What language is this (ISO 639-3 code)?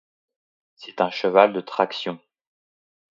fra